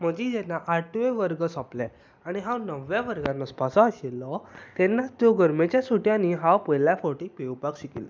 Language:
Konkani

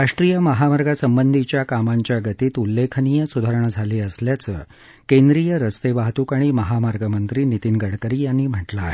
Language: Marathi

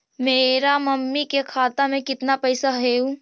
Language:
Magahi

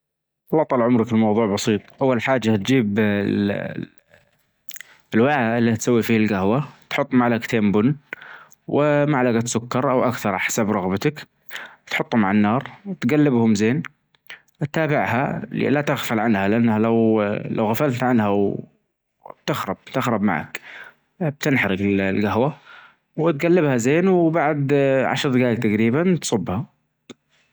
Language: Najdi Arabic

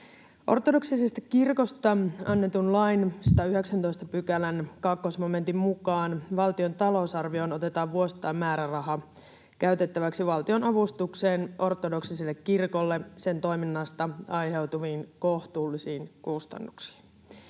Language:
Finnish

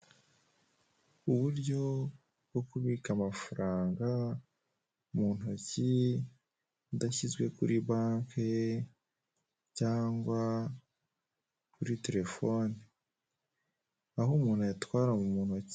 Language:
Kinyarwanda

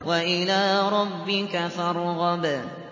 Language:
Arabic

